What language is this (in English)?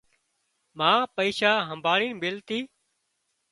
Wadiyara Koli